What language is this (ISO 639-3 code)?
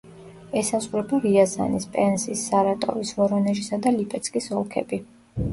kat